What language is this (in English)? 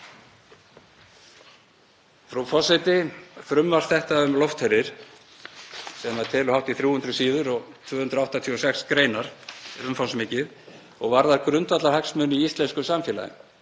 Icelandic